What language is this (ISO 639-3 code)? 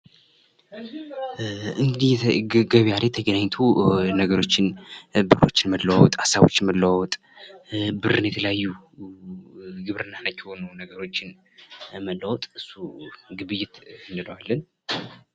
amh